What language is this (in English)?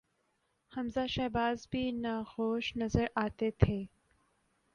Urdu